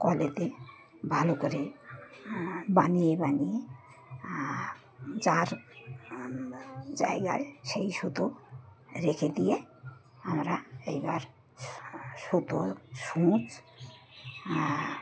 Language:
Bangla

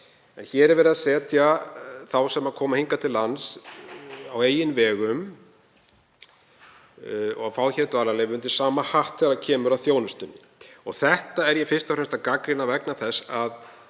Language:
Icelandic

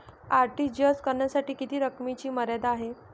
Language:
Marathi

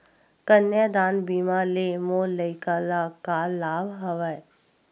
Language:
Chhattisgarhi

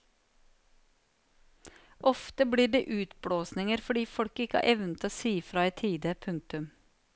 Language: Norwegian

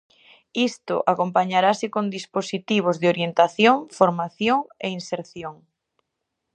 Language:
Galician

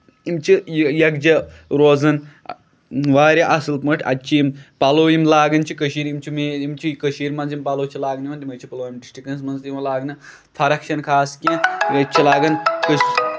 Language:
Kashmiri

